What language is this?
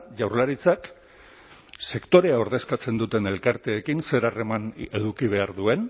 Basque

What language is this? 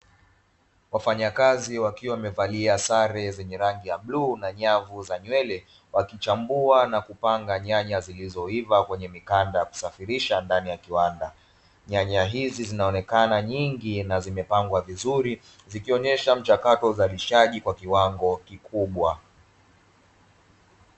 Swahili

